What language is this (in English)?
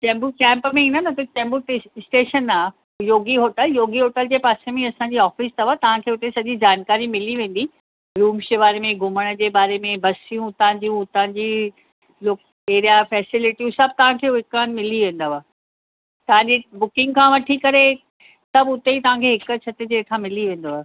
Sindhi